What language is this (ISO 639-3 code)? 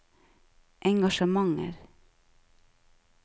nor